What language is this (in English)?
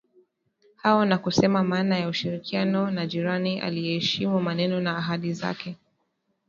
Swahili